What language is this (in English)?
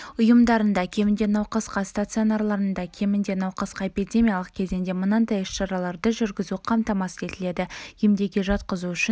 Kazakh